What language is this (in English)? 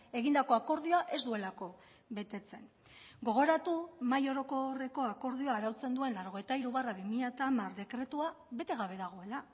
Basque